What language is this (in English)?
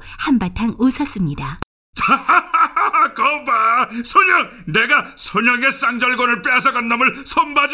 Korean